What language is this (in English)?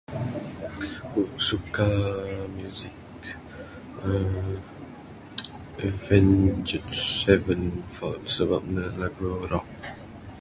Bukar-Sadung Bidayuh